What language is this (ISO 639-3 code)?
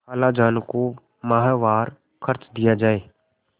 hin